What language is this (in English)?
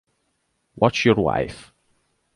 Italian